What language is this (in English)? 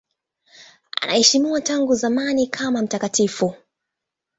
Swahili